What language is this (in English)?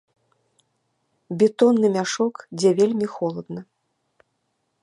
Belarusian